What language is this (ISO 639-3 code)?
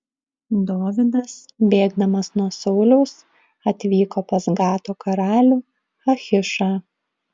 lit